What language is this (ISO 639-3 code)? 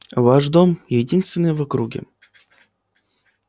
rus